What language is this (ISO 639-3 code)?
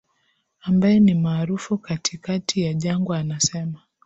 swa